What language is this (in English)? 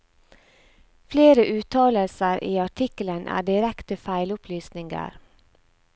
Norwegian